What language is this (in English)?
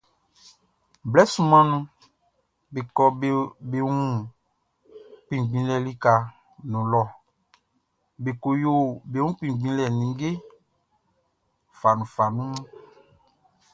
Baoulé